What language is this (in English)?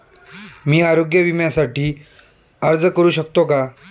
Marathi